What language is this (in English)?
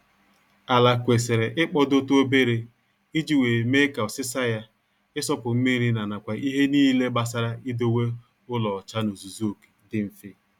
Igbo